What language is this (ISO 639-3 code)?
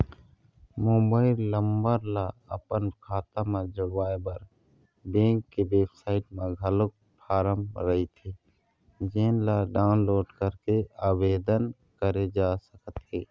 hne